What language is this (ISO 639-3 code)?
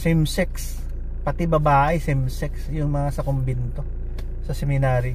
fil